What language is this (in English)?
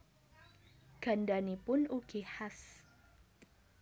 Javanese